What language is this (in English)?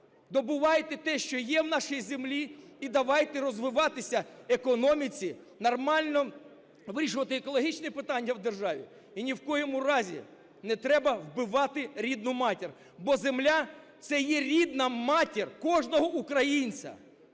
Ukrainian